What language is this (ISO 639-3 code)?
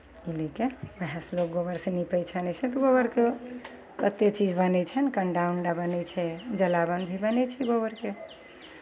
mai